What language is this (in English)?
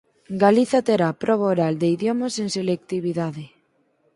Galician